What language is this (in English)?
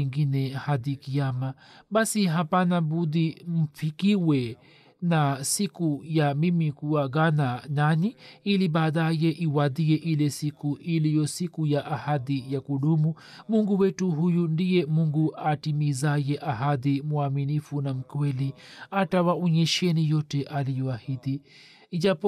Swahili